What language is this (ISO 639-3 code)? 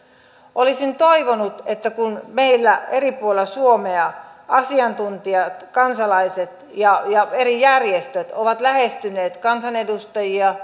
fin